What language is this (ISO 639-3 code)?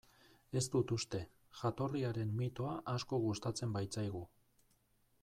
eus